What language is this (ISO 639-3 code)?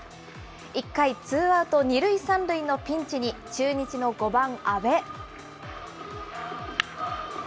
jpn